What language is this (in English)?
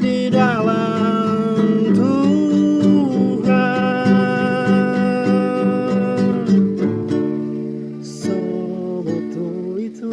Indonesian